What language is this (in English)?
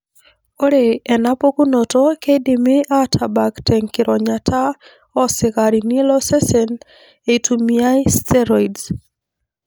Masai